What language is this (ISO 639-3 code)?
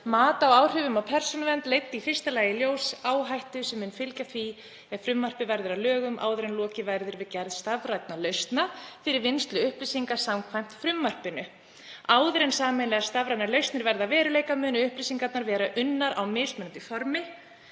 isl